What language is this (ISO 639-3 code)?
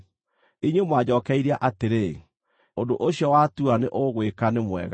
kik